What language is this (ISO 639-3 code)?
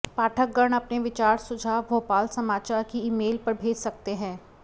hin